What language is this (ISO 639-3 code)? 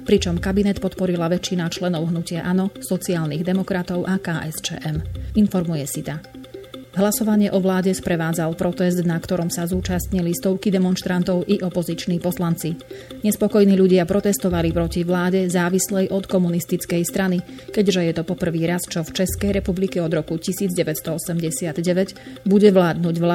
slk